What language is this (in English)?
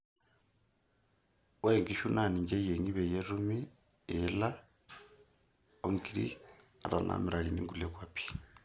Masai